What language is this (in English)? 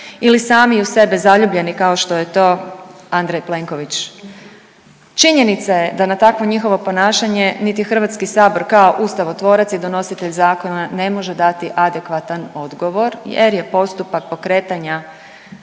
Croatian